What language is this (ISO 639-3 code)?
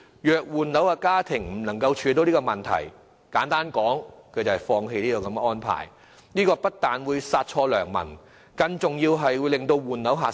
yue